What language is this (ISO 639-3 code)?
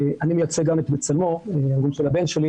heb